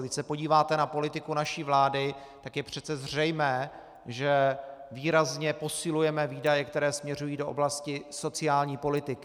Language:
Czech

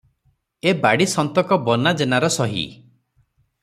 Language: Odia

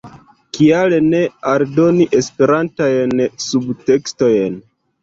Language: Esperanto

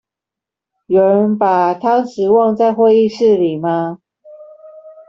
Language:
Chinese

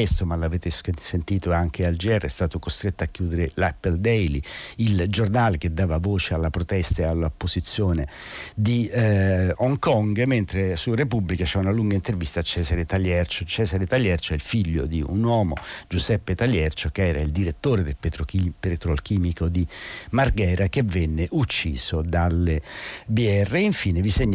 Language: Italian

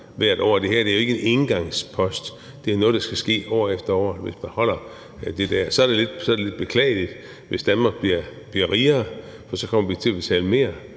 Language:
Danish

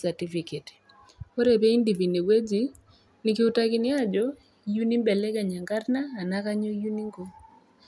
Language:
Masai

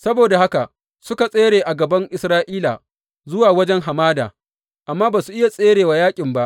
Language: Hausa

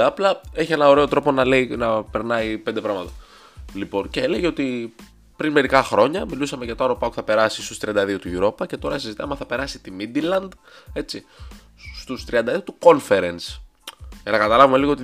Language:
Greek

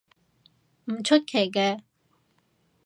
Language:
Cantonese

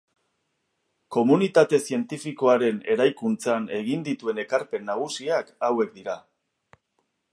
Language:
Basque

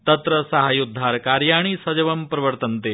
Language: Sanskrit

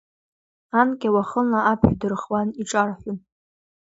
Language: Abkhazian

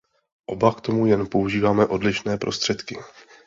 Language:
Czech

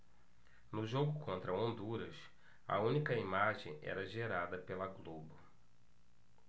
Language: Portuguese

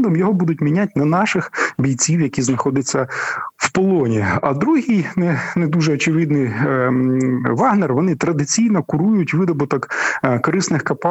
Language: Ukrainian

